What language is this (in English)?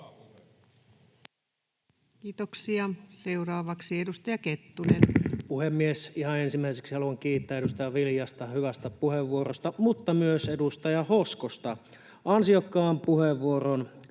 Finnish